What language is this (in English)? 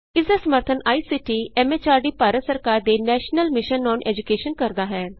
Punjabi